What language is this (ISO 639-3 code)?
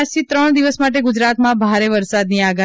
guj